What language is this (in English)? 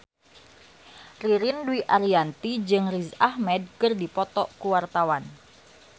Sundanese